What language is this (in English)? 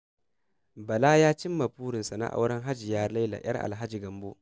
Hausa